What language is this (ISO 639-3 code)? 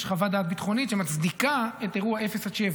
heb